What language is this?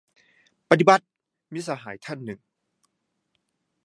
Thai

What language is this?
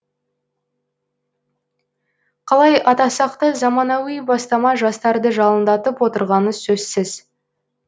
Kazakh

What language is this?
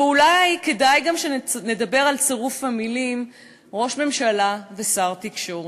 Hebrew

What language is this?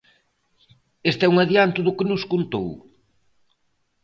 Galician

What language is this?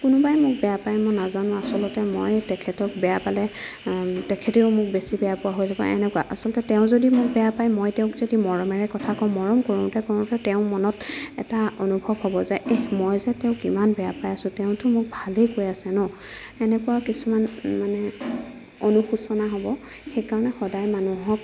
Assamese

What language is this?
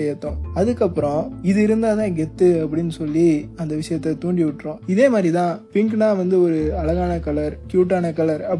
Tamil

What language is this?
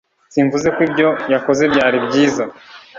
Kinyarwanda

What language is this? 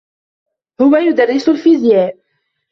Arabic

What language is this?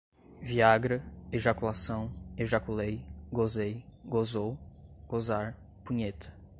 Portuguese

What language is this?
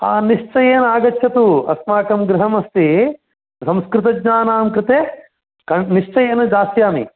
Sanskrit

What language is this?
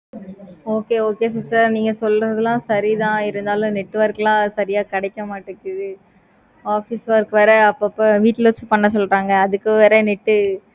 Tamil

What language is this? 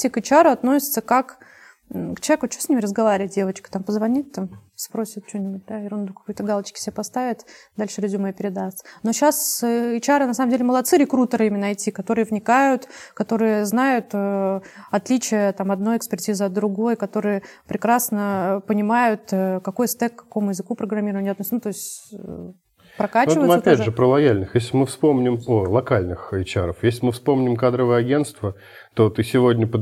Russian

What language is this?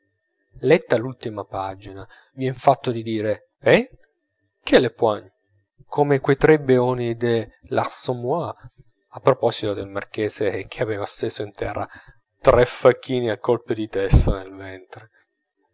Italian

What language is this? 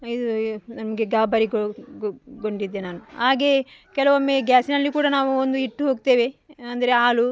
Kannada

